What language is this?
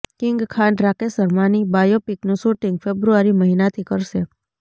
Gujarati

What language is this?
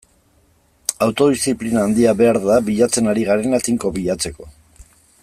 Basque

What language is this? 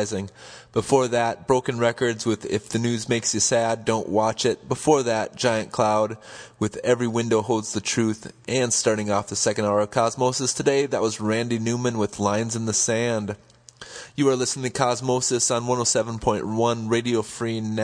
English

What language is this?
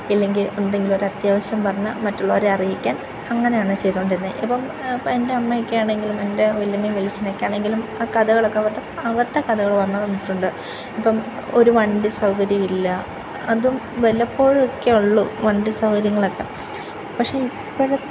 Malayalam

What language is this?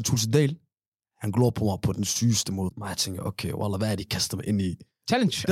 Danish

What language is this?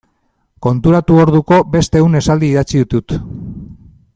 Basque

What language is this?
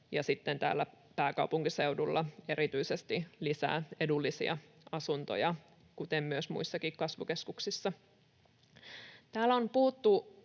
Finnish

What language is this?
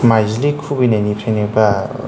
Bodo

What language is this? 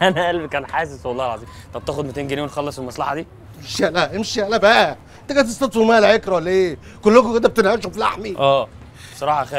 Arabic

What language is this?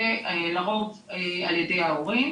Hebrew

